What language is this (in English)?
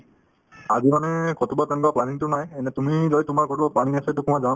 Assamese